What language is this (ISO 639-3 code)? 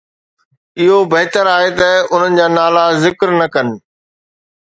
snd